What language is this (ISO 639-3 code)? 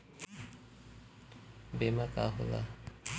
bho